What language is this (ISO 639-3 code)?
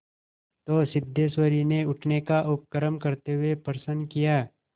hin